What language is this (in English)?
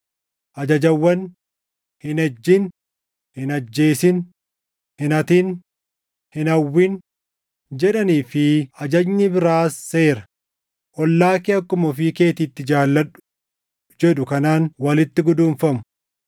Oromo